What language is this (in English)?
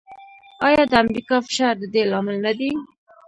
Pashto